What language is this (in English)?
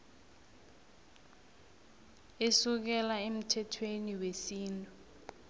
South Ndebele